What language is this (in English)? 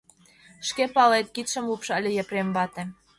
Mari